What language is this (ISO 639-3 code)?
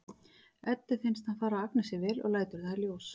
isl